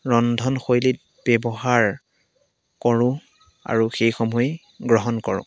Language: Assamese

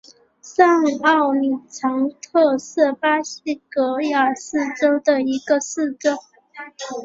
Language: Chinese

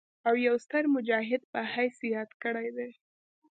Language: Pashto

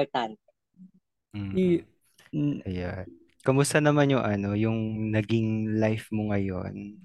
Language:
Filipino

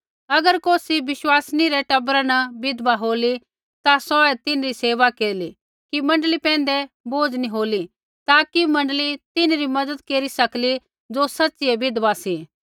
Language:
Kullu Pahari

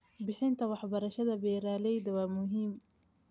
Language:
Somali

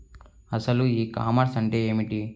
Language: Telugu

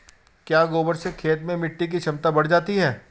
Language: Hindi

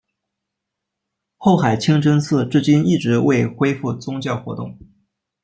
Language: Chinese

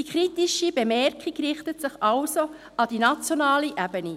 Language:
Swiss German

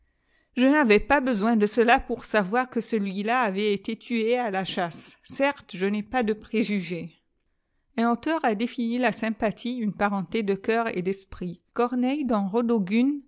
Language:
French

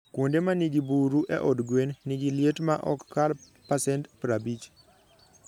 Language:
Luo (Kenya and Tanzania)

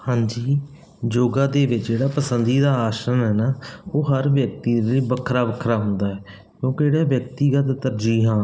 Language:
Punjabi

